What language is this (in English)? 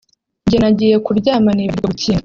Kinyarwanda